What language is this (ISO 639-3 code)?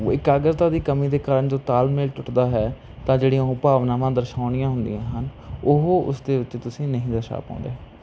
pan